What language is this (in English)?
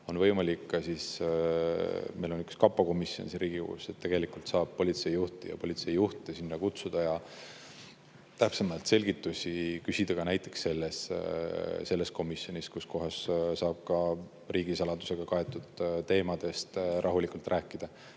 Estonian